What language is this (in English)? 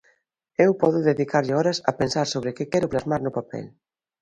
Galician